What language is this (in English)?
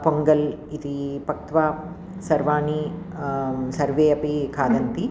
Sanskrit